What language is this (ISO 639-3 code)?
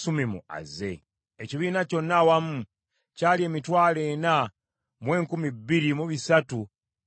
lug